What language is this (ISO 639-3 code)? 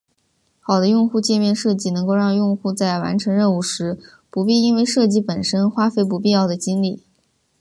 zho